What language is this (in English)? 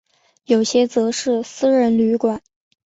Chinese